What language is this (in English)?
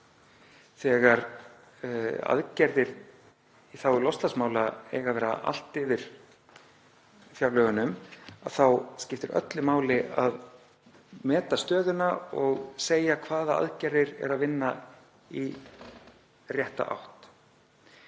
Icelandic